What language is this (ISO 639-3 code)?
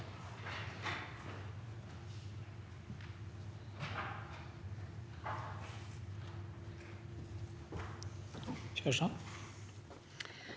nor